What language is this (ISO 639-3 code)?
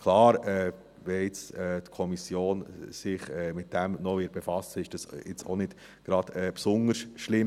gsw